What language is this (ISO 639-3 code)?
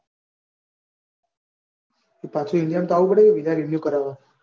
guj